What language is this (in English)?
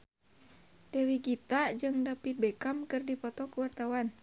Sundanese